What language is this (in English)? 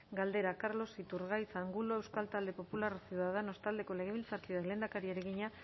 Basque